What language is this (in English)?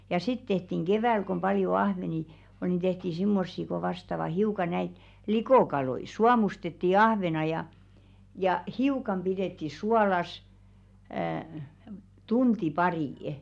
Finnish